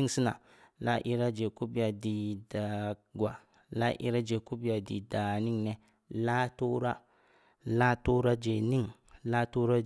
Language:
Samba Leko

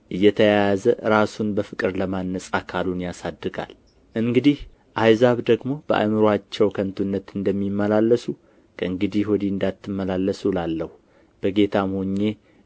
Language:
Amharic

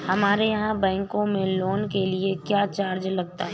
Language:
Hindi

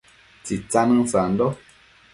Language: Matsés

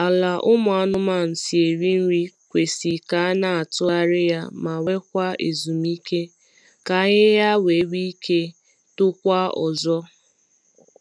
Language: Igbo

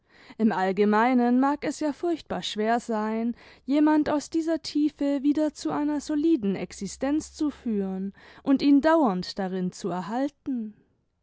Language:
German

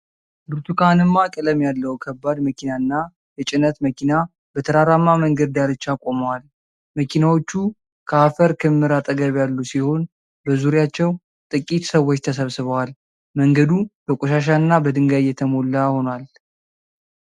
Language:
Amharic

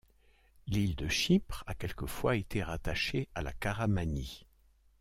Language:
French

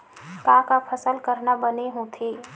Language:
Chhattisgarhi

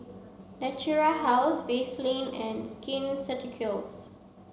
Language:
English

